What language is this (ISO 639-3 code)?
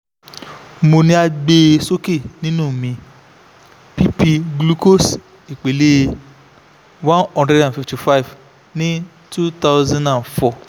yor